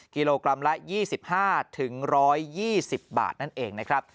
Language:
Thai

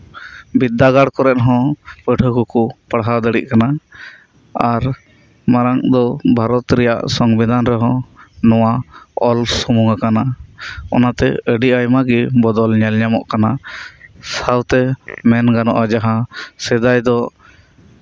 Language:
Santali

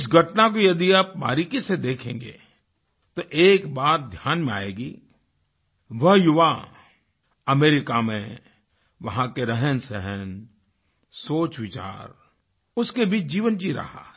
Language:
Hindi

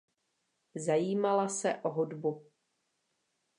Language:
Czech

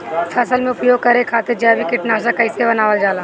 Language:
Bhojpuri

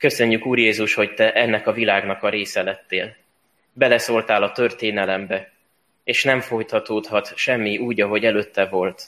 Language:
Hungarian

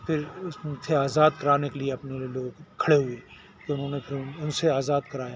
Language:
Urdu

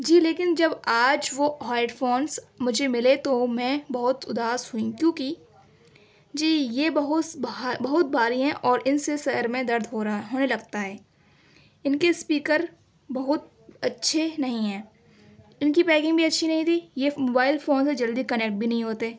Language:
Urdu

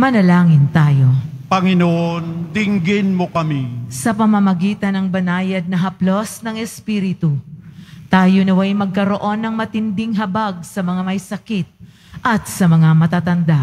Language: Filipino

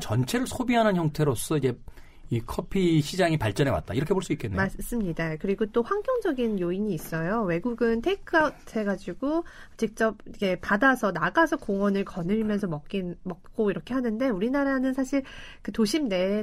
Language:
Korean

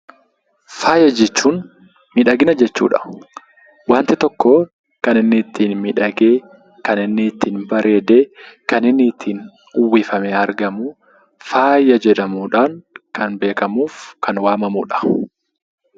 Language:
Oromo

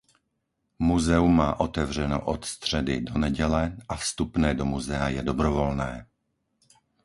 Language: Czech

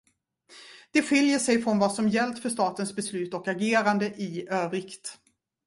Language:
Swedish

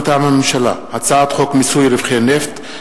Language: Hebrew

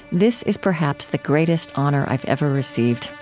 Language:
English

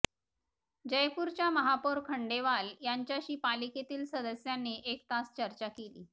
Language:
Marathi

